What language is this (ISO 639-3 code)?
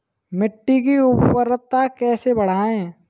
hin